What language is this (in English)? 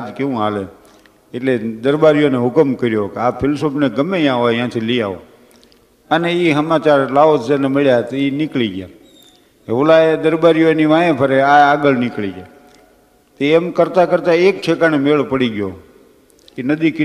Gujarati